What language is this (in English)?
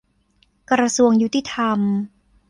Thai